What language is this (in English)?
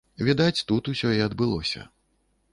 Belarusian